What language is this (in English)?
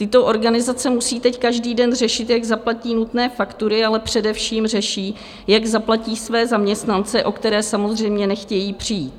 Czech